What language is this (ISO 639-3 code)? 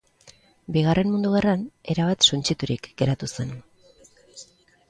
eus